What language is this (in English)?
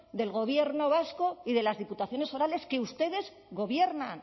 Spanish